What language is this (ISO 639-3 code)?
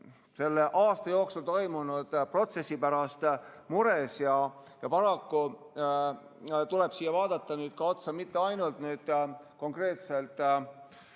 est